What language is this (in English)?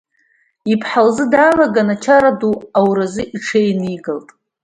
Abkhazian